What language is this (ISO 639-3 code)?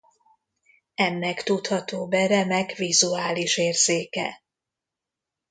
hun